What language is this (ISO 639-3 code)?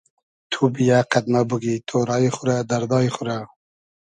haz